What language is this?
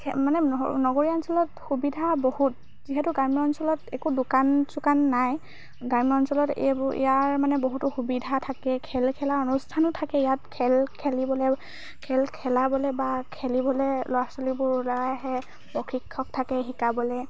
Assamese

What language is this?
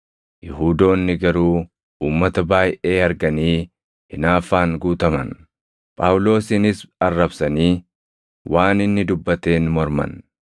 Oromo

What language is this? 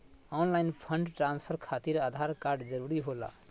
Magahi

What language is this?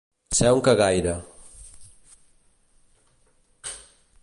Catalan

